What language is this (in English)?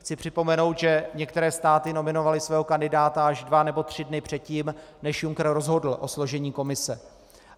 Czech